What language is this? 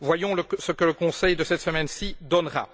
French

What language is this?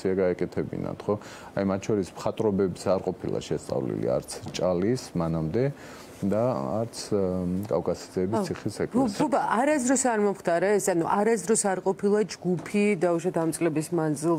Romanian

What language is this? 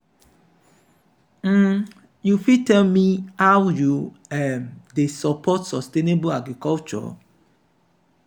Nigerian Pidgin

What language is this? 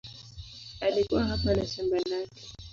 Swahili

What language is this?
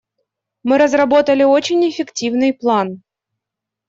Russian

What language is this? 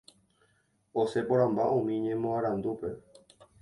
Guarani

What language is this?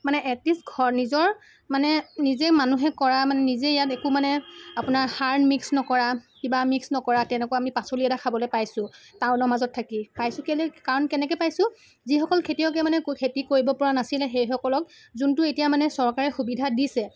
Assamese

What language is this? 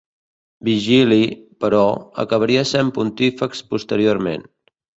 Catalan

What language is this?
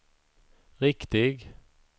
Swedish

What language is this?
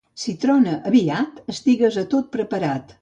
Catalan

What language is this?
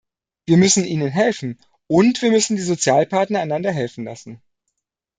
German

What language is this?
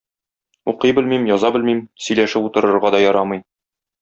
Tatar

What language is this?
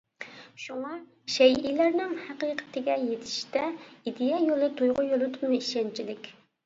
Uyghur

